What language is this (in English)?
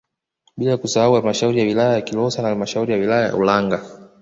Swahili